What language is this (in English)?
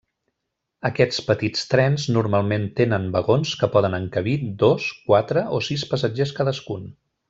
Catalan